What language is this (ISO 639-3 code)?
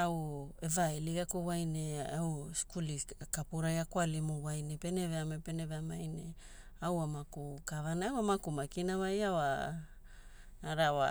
hul